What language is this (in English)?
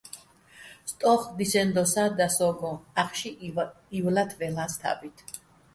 Bats